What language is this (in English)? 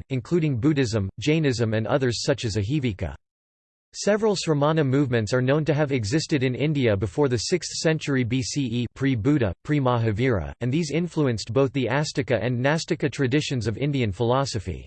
English